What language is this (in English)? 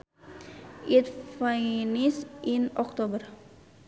Sundanese